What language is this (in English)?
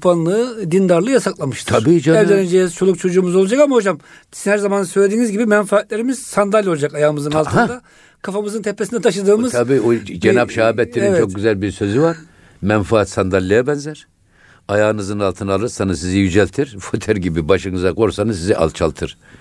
Turkish